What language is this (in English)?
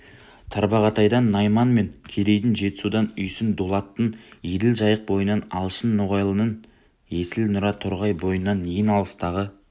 Kazakh